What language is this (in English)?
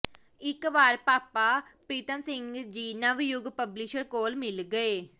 Punjabi